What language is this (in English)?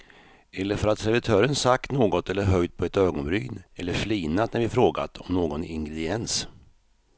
Swedish